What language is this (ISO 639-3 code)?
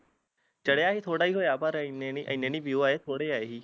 pan